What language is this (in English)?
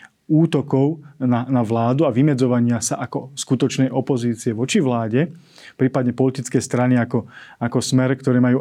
Slovak